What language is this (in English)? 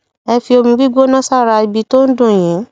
Yoruba